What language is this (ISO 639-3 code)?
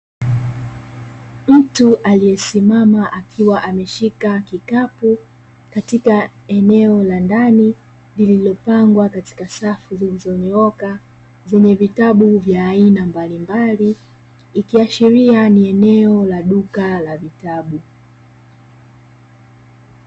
swa